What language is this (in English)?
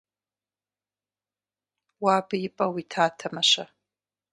Kabardian